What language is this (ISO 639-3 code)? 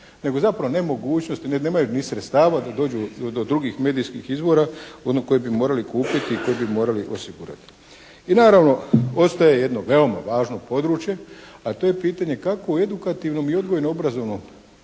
hrv